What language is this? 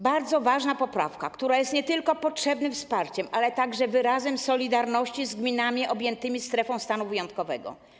Polish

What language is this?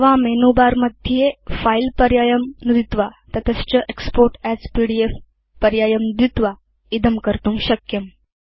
Sanskrit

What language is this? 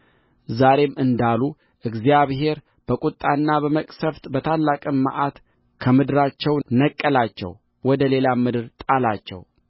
Amharic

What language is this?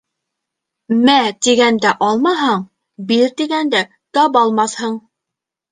Bashkir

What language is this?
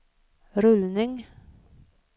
Swedish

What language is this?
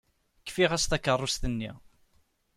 Kabyle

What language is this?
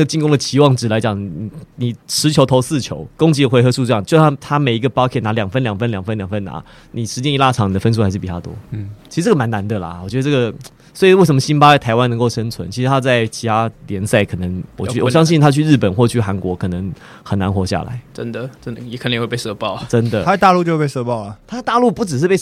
Chinese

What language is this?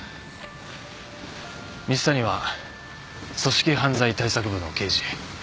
Japanese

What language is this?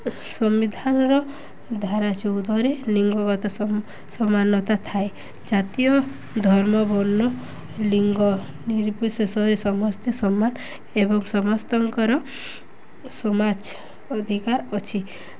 Odia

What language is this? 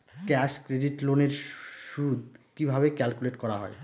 Bangla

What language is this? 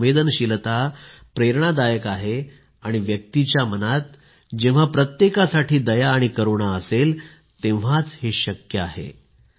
Marathi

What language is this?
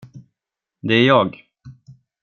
Swedish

